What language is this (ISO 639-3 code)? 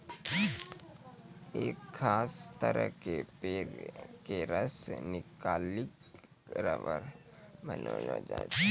mai